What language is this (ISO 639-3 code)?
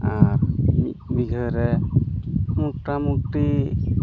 sat